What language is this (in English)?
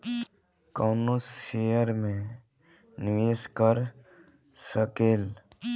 Bhojpuri